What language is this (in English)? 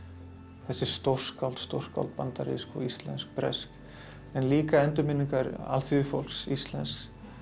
Icelandic